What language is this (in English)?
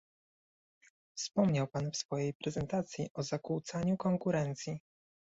Polish